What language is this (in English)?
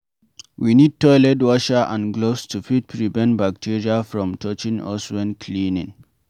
Nigerian Pidgin